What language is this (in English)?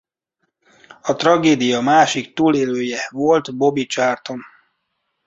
Hungarian